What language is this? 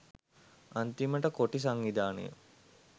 Sinhala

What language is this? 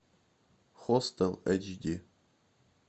Russian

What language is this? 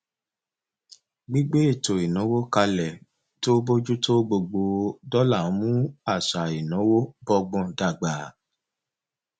Yoruba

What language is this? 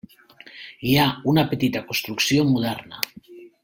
Catalan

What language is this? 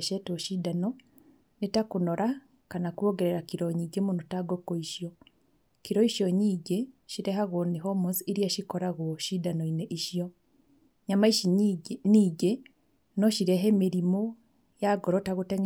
Kikuyu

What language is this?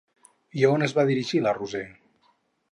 Catalan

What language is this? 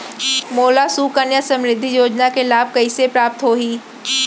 Chhattisgarhi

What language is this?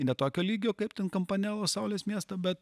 Lithuanian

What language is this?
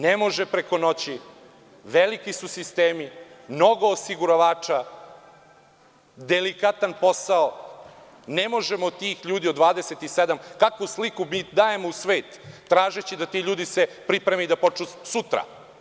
Serbian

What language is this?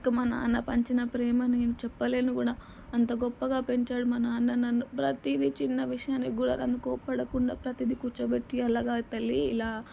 Telugu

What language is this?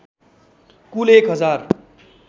Nepali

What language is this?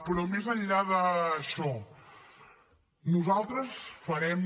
Catalan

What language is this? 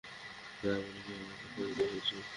Bangla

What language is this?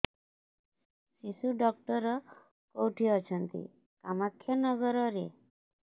Odia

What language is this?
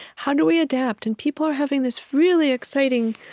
English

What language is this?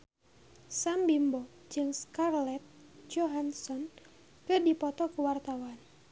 Sundanese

